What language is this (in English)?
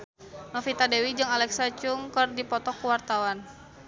Sundanese